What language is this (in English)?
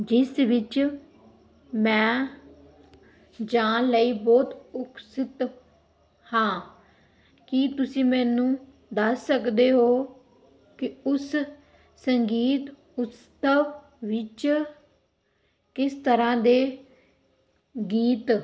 Punjabi